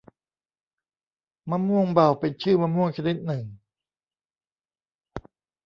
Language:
Thai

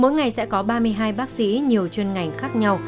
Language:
Vietnamese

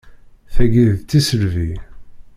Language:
Kabyle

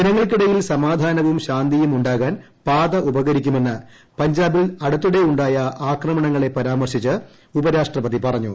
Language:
Malayalam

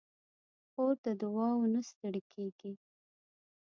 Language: Pashto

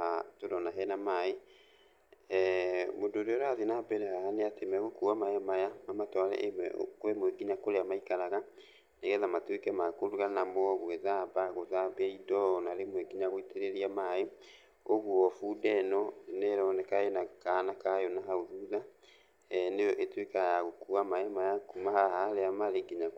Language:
Kikuyu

